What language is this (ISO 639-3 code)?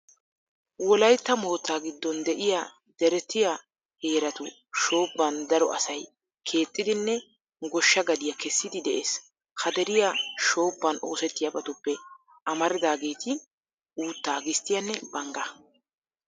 wal